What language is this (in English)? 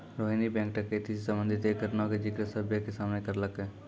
Maithili